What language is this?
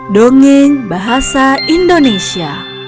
Indonesian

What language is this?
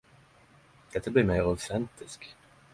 Norwegian Nynorsk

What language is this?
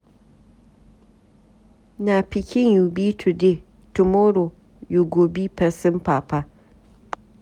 Nigerian Pidgin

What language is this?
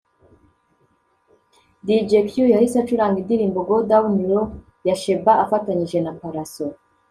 Kinyarwanda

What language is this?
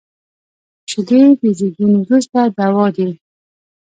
Pashto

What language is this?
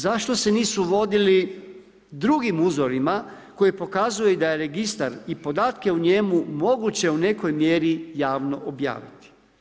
Croatian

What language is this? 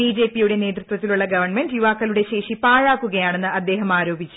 Malayalam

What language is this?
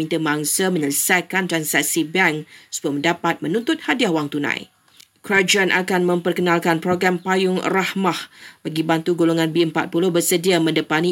Malay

